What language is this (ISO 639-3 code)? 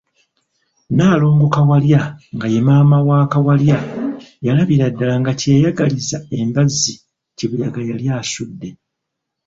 lug